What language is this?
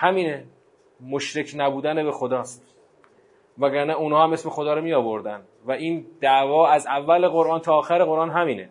Persian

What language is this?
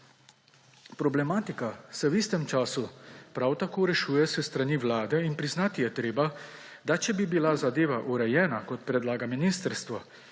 Slovenian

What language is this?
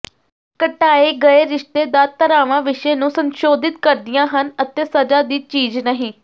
Punjabi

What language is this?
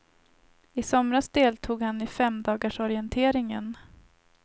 Swedish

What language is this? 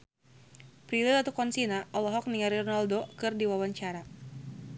Sundanese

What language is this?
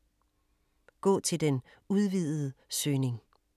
Danish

